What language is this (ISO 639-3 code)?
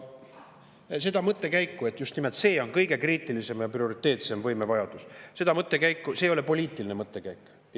est